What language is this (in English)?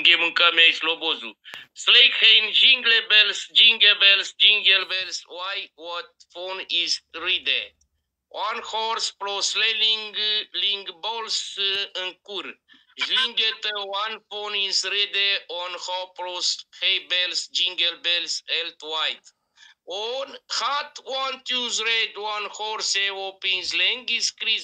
Romanian